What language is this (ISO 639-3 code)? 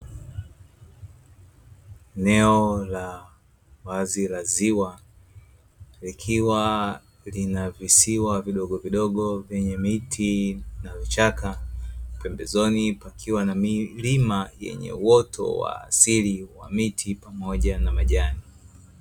swa